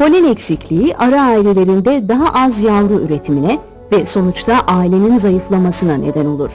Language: Turkish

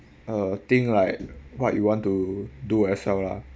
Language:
English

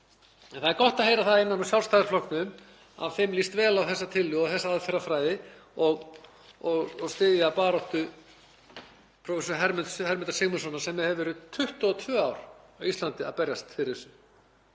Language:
Icelandic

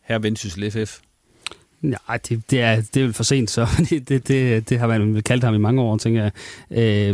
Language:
Danish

